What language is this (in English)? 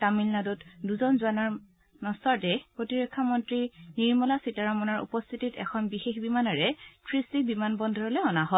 Assamese